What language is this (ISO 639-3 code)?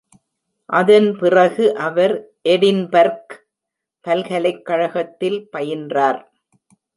tam